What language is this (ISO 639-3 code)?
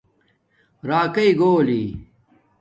dmk